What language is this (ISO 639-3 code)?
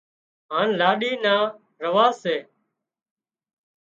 kxp